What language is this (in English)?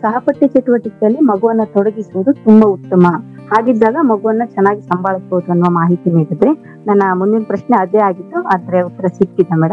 Kannada